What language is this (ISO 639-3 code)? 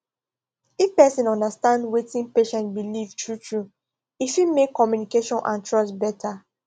pcm